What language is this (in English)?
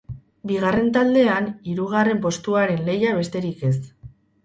Basque